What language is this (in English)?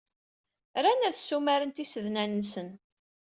Kabyle